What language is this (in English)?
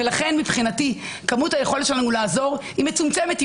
Hebrew